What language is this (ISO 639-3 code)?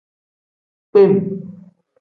kdh